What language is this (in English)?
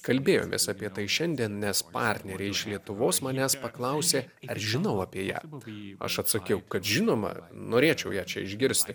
Lithuanian